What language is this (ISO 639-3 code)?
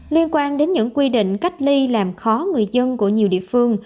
vie